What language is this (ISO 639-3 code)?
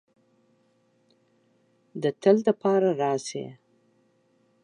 pus